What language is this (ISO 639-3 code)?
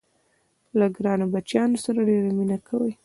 pus